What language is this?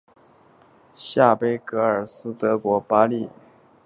Chinese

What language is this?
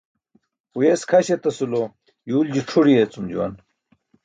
Burushaski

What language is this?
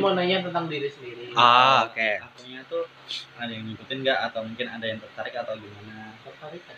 Indonesian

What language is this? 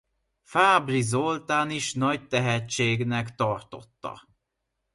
Hungarian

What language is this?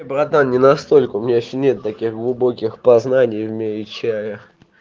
Russian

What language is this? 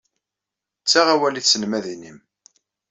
Kabyle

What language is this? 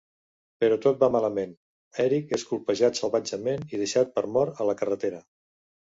Catalan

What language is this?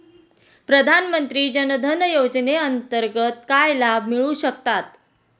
Marathi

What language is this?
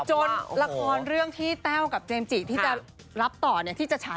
Thai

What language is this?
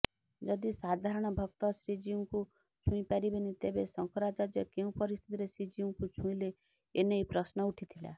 Odia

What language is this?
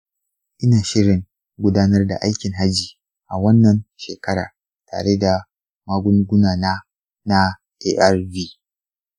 Hausa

